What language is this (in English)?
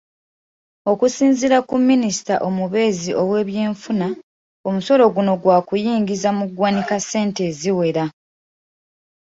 Ganda